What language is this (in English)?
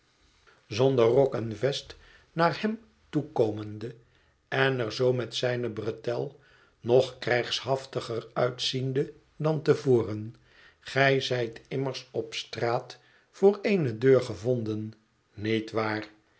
Dutch